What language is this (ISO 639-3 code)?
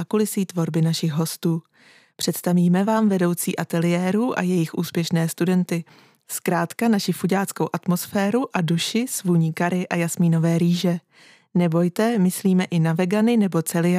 ces